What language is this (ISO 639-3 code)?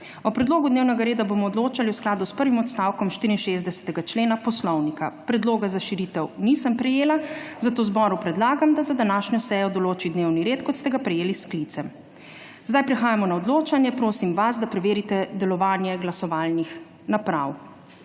slv